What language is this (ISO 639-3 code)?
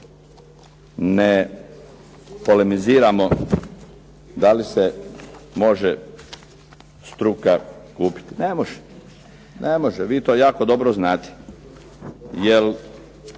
hrv